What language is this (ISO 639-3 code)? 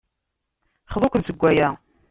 kab